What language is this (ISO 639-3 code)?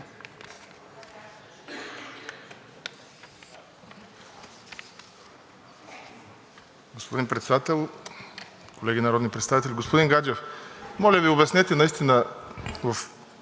bul